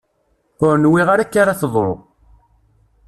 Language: Kabyle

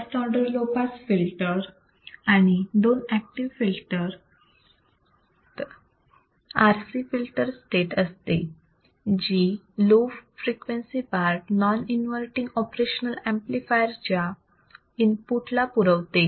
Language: Marathi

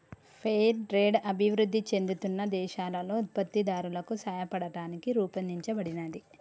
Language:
Telugu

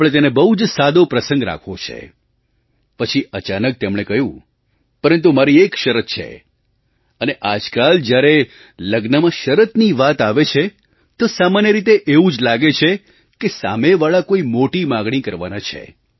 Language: Gujarati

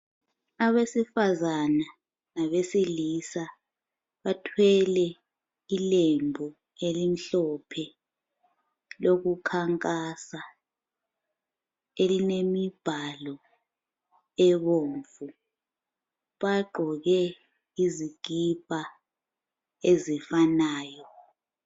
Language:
North Ndebele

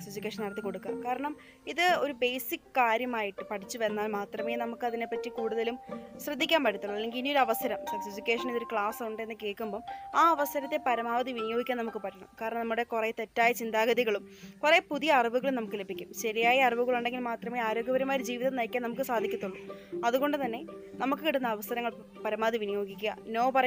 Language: Malayalam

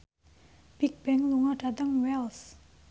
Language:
Javanese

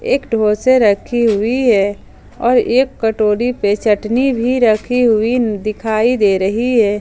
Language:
Hindi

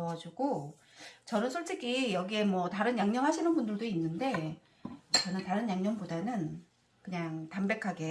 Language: Korean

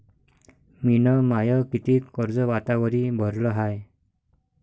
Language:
Marathi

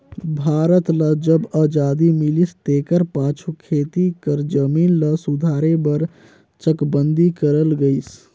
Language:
Chhattisgarhi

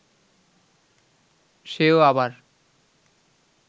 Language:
Bangla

